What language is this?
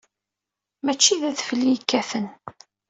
Kabyle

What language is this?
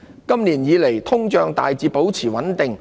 Cantonese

